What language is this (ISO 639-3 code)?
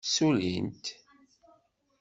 kab